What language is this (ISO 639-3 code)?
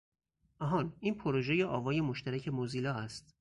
fas